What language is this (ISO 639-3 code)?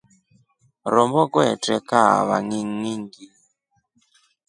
rof